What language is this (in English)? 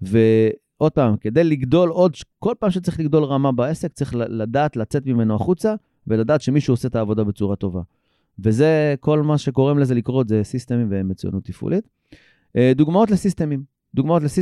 Hebrew